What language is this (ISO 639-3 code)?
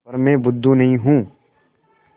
hin